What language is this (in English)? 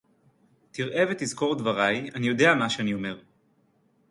Hebrew